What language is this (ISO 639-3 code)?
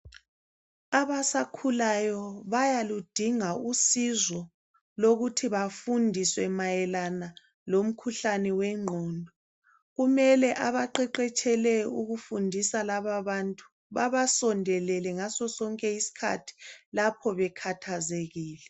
nde